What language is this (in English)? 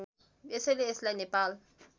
Nepali